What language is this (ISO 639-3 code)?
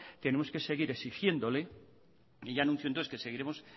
spa